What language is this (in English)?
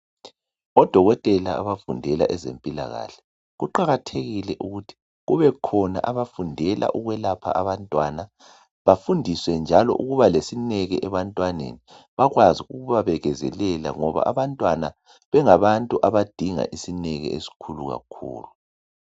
North Ndebele